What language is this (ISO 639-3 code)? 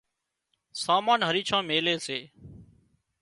kxp